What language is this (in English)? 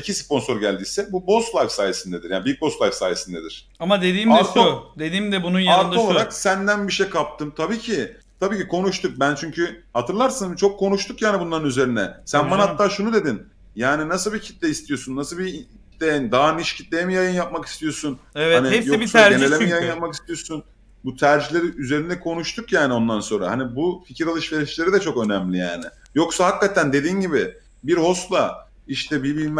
Turkish